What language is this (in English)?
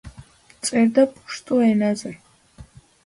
Georgian